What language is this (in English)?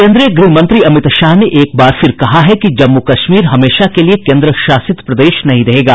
Hindi